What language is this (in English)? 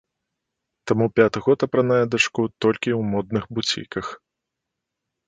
Belarusian